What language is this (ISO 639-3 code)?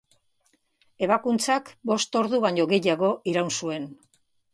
eus